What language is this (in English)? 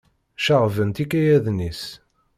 Kabyle